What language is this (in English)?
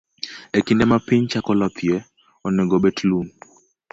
Luo (Kenya and Tanzania)